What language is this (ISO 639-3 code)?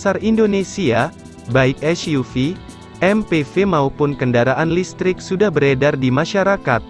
ind